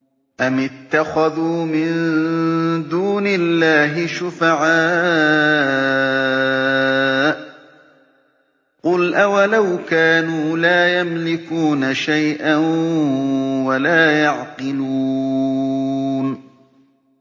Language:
Arabic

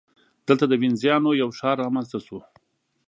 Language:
Pashto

